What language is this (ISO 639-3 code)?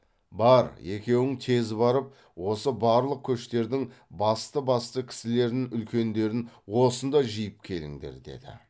kaz